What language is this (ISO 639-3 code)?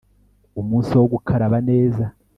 kin